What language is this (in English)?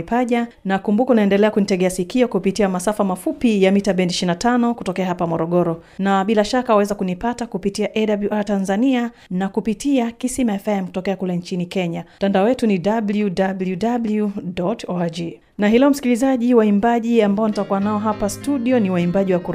Swahili